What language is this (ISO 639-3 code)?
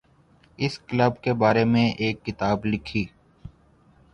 urd